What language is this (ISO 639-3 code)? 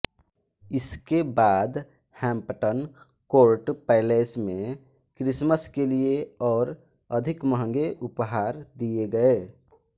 hin